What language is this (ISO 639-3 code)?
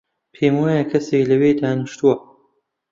ckb